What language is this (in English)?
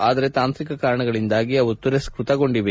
Kannada